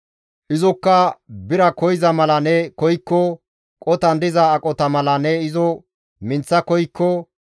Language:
Gamo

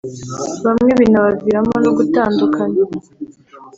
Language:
Kinyarwanda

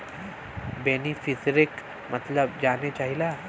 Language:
Bhojpuri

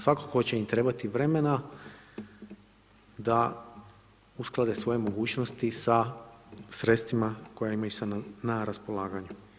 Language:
Croatian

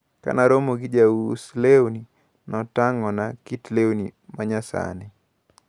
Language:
Luo (Kenya and Tanzania)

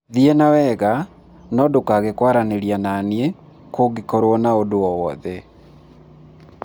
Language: Kikuyu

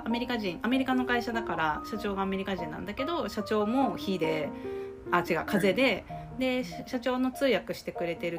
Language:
Japanese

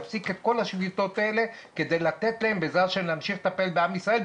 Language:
Hebrew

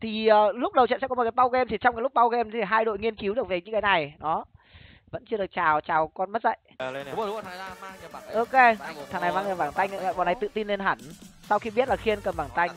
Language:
Vietnamese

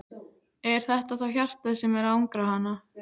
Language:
Icelandic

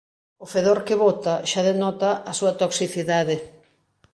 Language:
Galician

